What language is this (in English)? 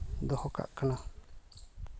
Santali